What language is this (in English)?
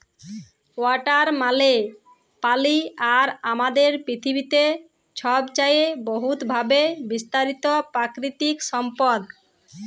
Bangla